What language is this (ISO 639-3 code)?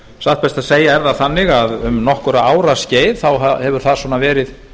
isl